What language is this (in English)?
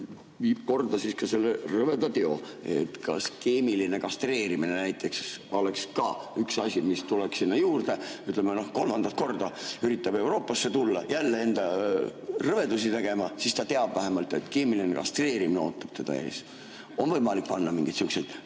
Estonian